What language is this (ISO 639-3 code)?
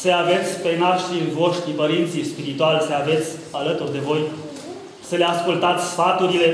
ron